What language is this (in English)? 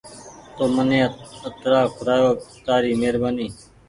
Goaria